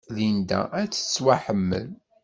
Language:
Kabyle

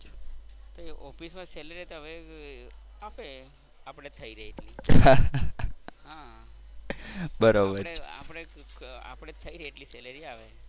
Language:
Gujarati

